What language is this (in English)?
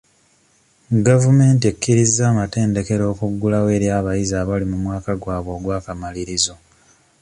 Ganda